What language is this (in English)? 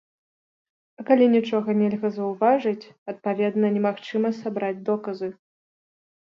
Belarusian